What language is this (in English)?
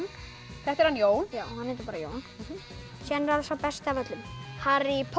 Icelandic